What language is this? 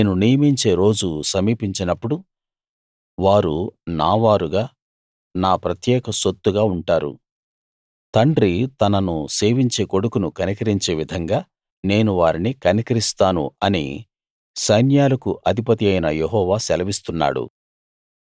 Telugu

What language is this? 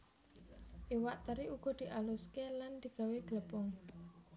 Javanese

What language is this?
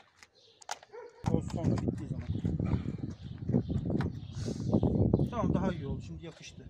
Turkish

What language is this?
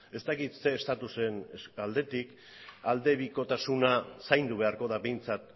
Basque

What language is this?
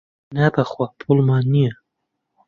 Central Kurdish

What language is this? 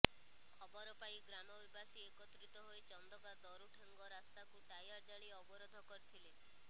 Odia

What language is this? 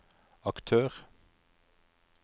Norwegian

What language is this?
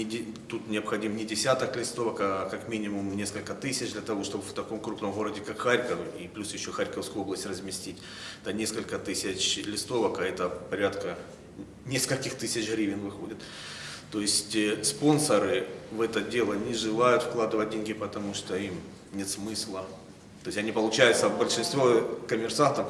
Russian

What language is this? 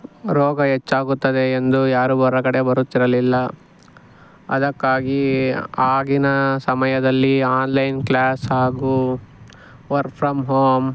Kannada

